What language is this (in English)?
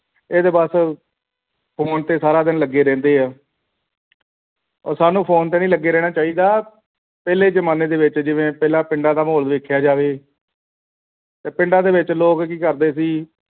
Punjabi